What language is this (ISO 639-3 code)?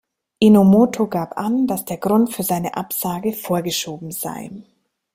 deu